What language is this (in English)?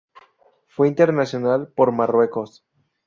Spanish